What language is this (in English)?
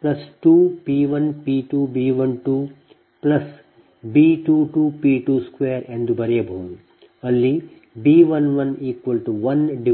Kannada